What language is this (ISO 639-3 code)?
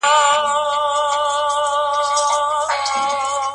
pus